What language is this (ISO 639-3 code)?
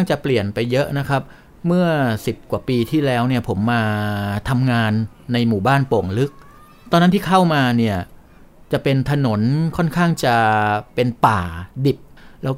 tha